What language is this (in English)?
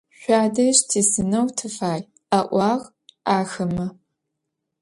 Adyghe